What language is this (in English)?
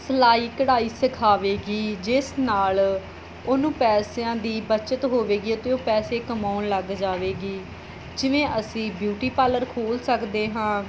Punjabi